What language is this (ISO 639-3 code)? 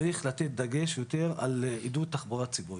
heb